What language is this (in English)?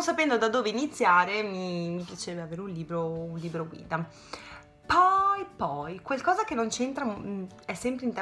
Italian